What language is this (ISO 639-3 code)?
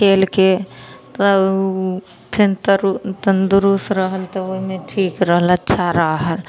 mai